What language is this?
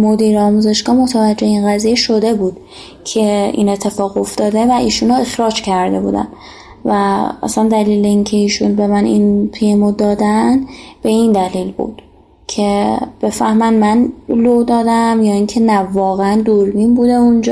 Persian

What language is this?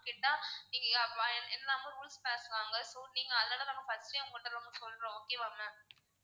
Tamil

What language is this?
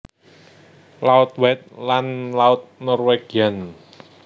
Javanese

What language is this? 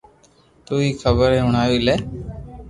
Loarki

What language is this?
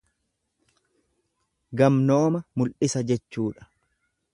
Oromo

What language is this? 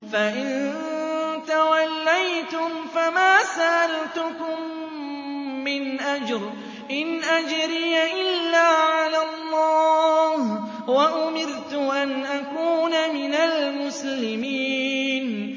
Arabic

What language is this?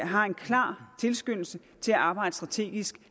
Danish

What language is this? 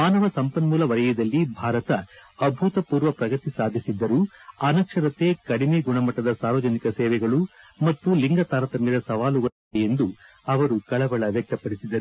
Kannada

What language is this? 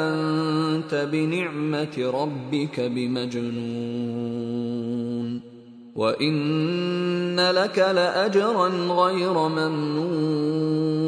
Filipino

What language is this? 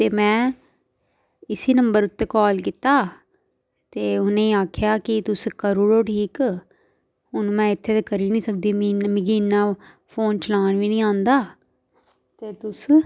Dogri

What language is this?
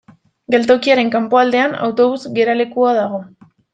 Basque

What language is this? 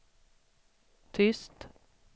Swedish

